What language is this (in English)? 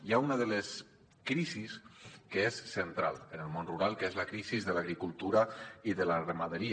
Catalan